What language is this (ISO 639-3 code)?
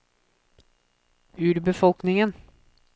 nor